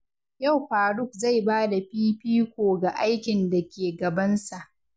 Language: Hausa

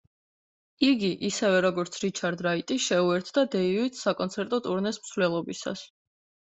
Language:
Georgian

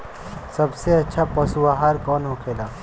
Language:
Bhojpuri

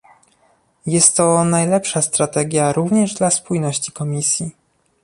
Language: Polish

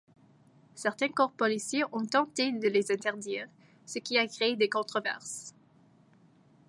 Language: French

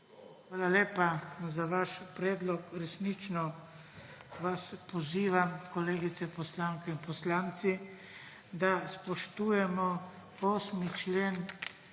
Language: Slovenian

